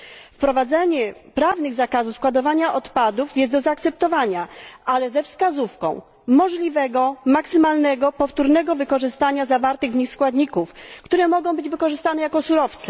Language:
Polish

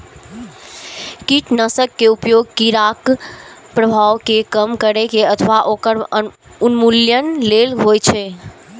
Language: Maithili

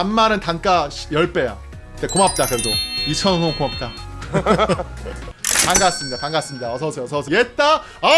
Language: Korean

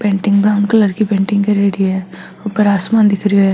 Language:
Marwari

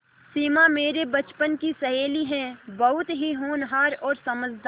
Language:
Hindi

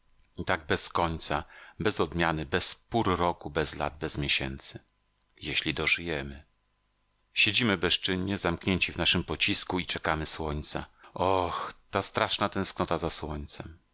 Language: Polish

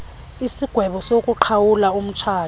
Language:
Xhosa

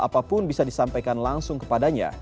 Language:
Indonesian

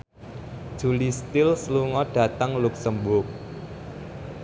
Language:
Javanese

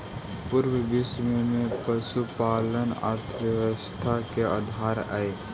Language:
Magahi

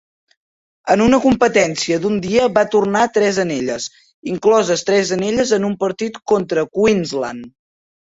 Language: Catalan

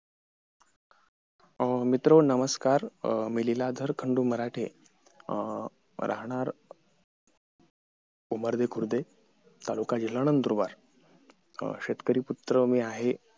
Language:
Marathi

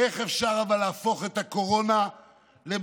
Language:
Hebrew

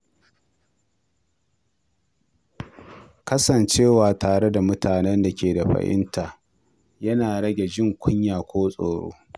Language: Hausa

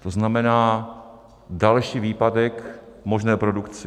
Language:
Czech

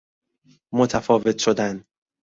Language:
Persian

